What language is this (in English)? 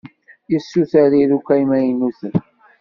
Kabyle